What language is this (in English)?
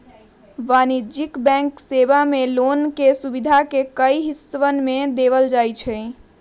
Magahi